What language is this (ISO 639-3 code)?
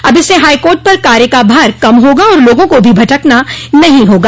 hin